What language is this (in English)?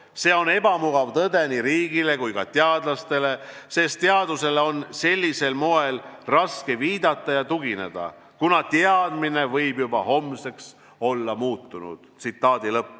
Estonian